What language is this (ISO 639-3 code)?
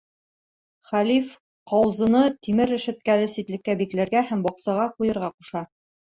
bak